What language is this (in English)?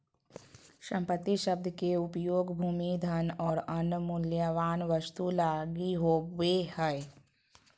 Magahi